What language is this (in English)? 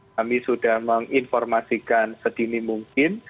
Indonesian